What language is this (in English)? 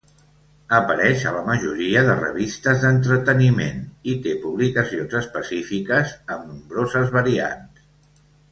Catalan